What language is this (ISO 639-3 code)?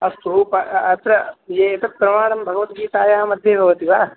san